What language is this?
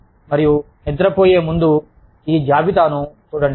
Telugu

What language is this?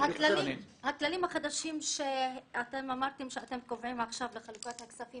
Hebrew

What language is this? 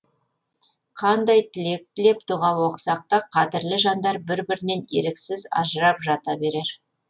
Kazakh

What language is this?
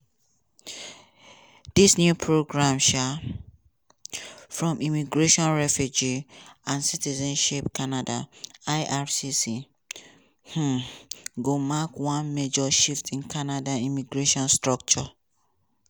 Nigerian Pidgin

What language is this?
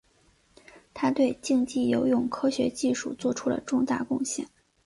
Chinese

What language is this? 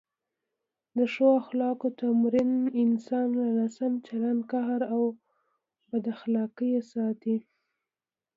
Pashto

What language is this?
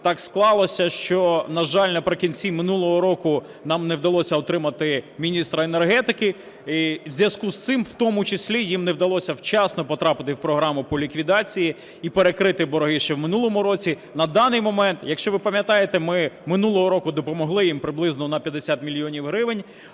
Ukrainian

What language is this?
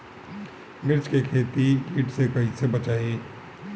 Bhojpuri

